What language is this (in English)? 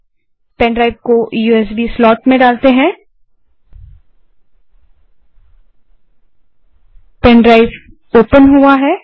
Hindi